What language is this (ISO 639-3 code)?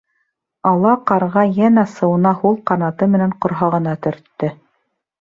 bak